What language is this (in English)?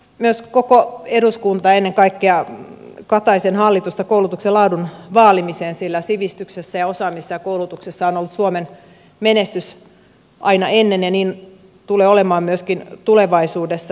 Finnish